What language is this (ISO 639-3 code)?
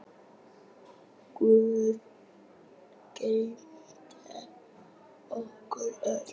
isl